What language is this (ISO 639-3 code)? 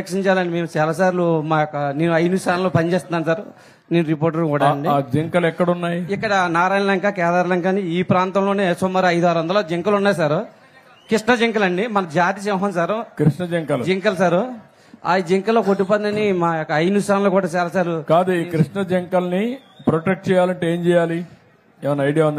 tel